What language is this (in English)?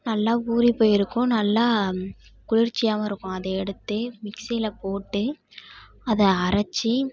Tamil